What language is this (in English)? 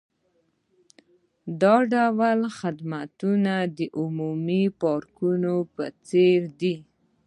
Pashto